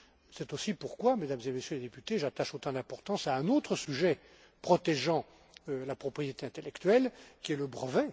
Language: French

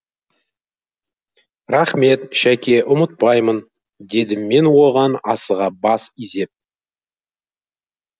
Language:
Kazakh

